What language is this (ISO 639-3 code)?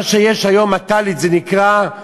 heb